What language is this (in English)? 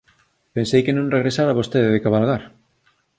Galician